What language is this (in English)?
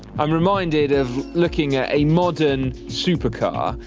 English